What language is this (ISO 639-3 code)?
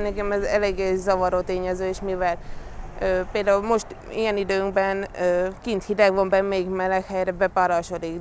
hun